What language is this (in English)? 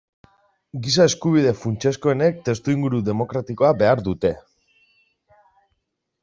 Basque